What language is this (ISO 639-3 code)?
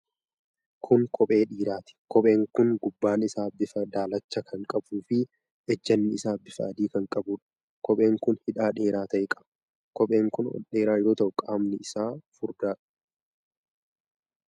orm